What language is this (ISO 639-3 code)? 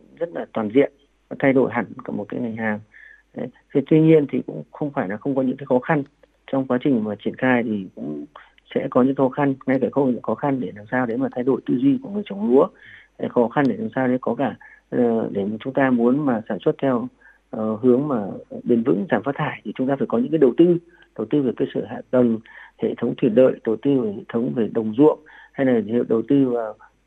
vie